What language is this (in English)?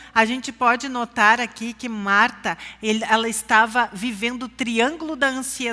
Portuguese